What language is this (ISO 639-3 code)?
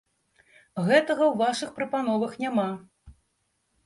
bel